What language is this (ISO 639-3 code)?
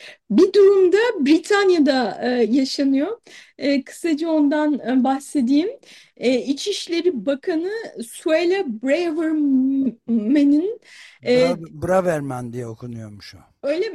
tur